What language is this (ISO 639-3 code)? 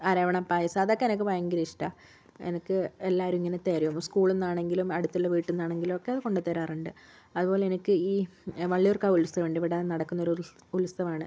mal